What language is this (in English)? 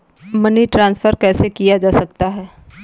Hindi